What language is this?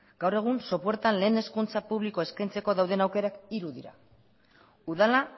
Basque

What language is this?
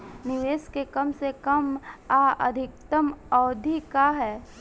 Bhojpuri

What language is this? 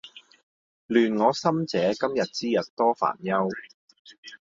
Cantonese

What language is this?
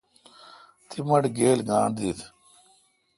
Kalkoti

